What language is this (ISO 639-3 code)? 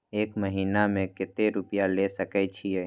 mai